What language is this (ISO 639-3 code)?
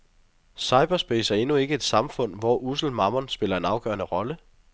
dan